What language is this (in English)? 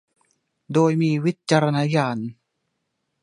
Thai